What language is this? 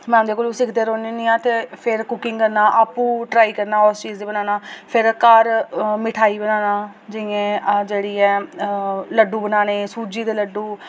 Dogri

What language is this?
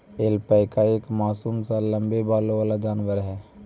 Magahi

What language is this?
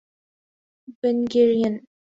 Urdu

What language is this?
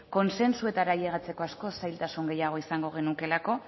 Basque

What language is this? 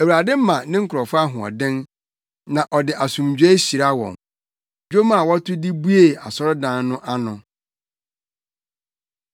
Akan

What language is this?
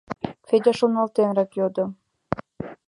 Mari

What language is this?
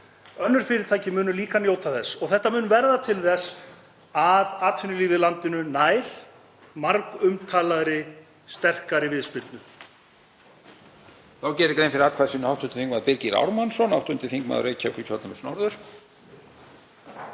Icelandic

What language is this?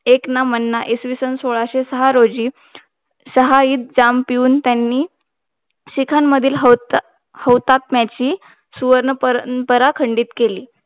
Marathi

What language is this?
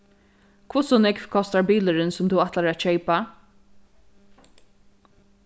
Faroese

